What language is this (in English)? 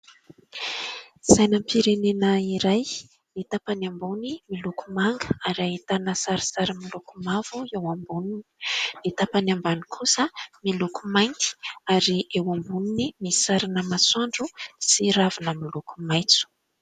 Malagasy